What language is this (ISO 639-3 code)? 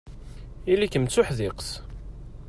kab